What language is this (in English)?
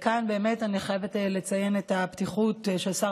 Hebrew